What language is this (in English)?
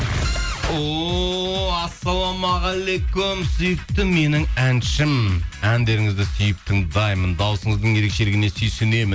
Kazakh